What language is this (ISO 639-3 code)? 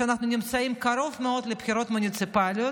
heb